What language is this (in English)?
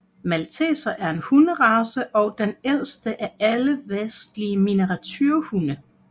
Danish